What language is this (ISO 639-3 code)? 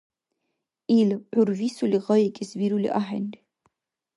dar